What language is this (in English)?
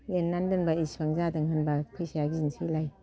Bodo